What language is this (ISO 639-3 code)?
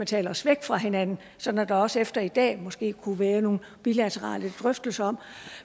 dan